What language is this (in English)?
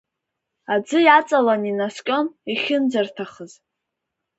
Abkhazian